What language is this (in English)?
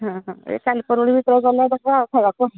Odia